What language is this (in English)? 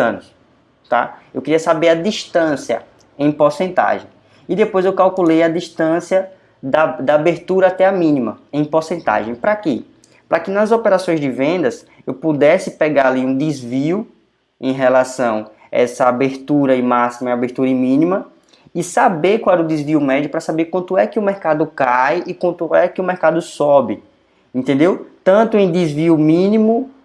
Portuguese